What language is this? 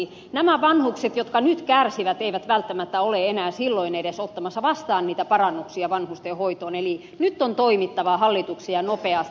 Finnish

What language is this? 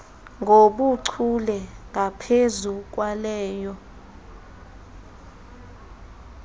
Xhosa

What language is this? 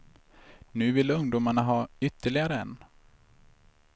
Swedish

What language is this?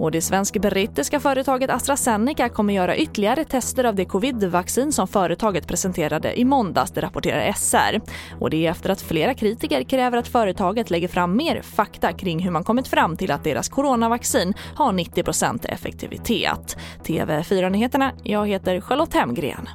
Swedish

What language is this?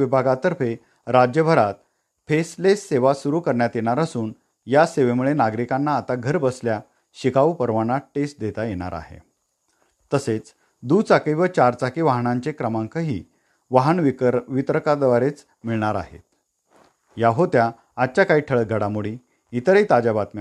Marathi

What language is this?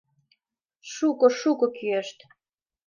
Mari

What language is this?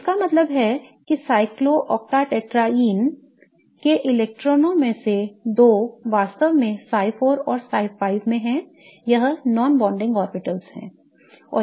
Hindi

